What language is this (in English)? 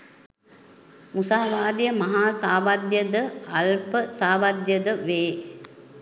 Sinhala